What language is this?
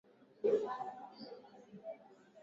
Swahili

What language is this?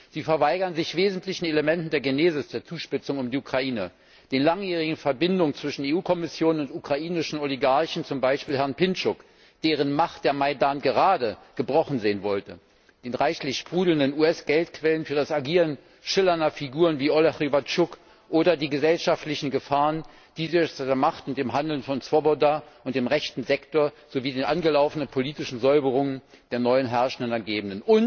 German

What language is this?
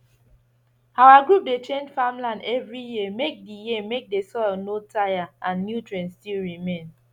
Nigerian Pidgin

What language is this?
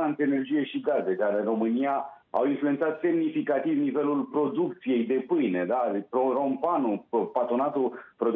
Romanian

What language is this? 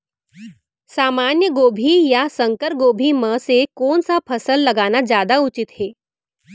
Chhattisgarhi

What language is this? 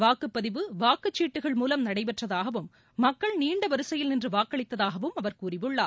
Tamil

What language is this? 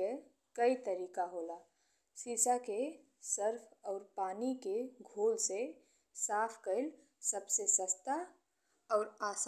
Bhojpuri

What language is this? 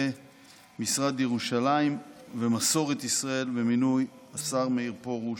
Hebrew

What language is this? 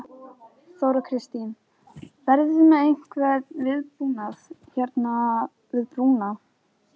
Icelandic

